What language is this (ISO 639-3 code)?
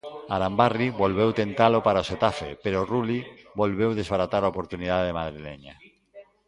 glg